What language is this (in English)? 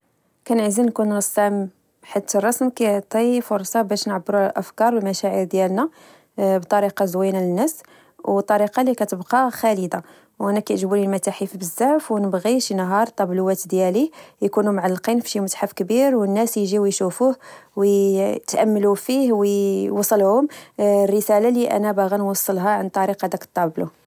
Moroccan Arabic